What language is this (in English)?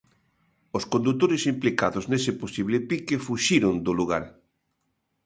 Galician